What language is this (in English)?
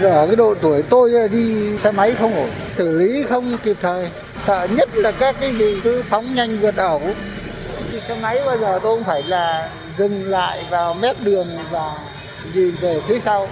Vietnamese